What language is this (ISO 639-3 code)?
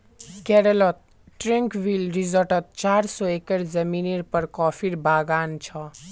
mag